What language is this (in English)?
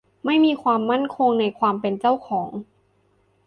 Thai